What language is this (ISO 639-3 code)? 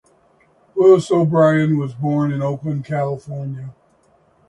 eng